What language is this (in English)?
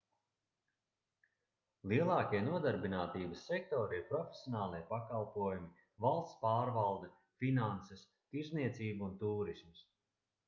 Latvian